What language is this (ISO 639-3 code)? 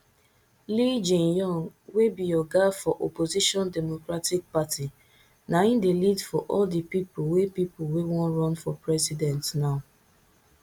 pcm